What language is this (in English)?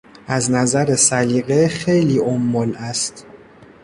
Persian